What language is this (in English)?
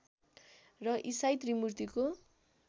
Nepali